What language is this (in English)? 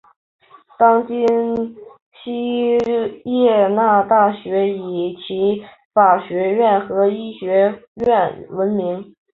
Chinese